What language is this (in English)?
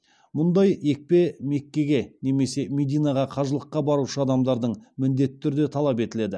Kazakh